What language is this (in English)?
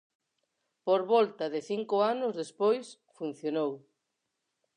Galician